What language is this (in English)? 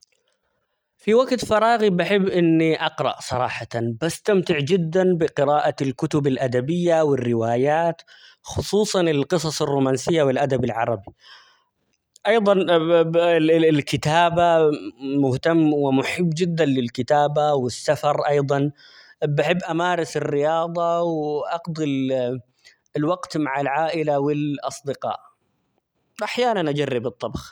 Omani Arabic